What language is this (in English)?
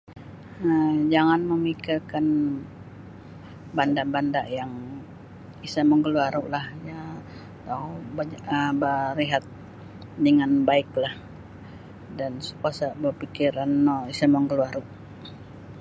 Sabah Bisaya